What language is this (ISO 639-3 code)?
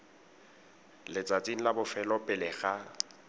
tsn